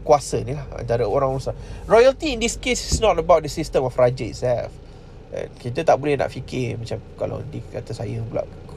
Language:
Malay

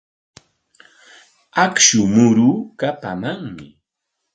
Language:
Corongo Ancash Quechua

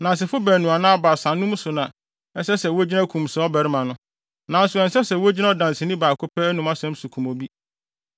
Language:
Akan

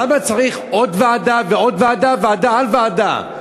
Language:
Hebrew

